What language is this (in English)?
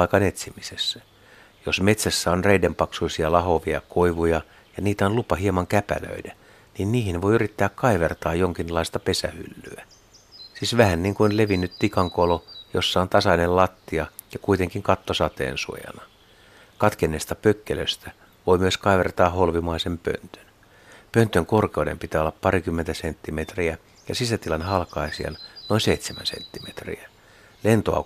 Finnish